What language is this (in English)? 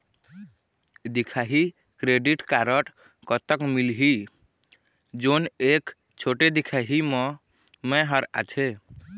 Chhattisgarhi